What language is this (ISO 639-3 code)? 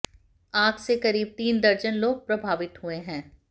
hin